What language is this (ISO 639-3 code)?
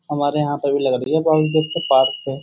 hin